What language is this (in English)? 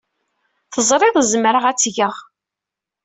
Kabyle